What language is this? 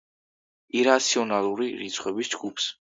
Georgian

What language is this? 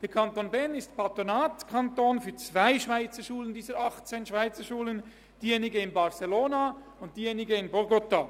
Swiss German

